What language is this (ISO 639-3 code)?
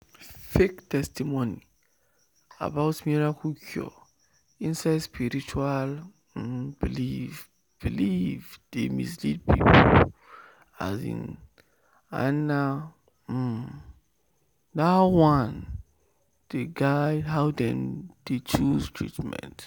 pcm